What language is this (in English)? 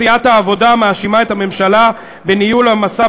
Hebrew